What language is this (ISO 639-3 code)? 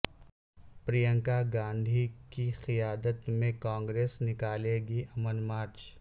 urd